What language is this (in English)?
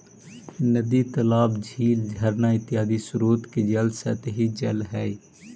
Magahi